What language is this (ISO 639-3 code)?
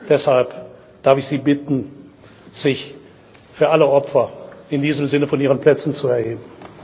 deu